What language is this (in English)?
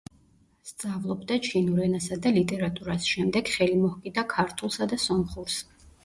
Georgian